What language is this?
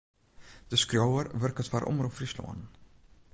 Western Frisian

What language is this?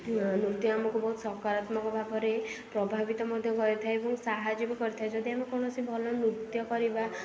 Odia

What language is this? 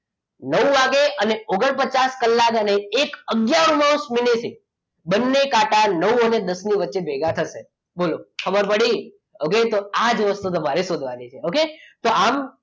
Gujarati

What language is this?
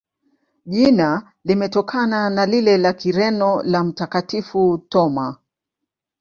Swahili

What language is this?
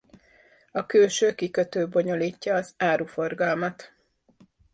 Hungarian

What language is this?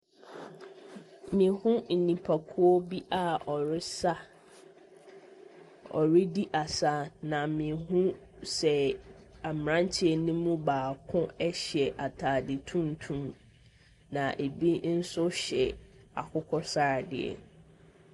Akan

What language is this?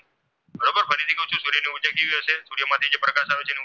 Gujarati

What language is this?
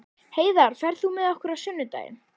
Icelandic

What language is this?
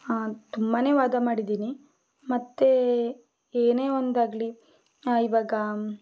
Kannada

